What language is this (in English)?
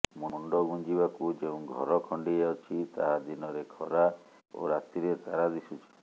Odia